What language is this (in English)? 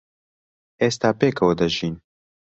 Central Kurdish